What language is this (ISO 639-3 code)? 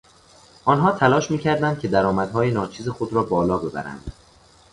fas